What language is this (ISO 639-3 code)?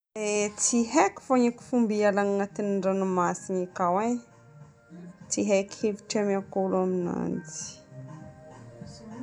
bmm